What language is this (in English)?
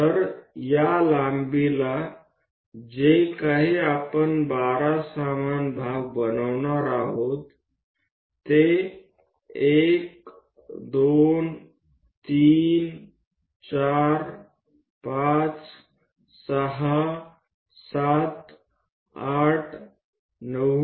Gujarati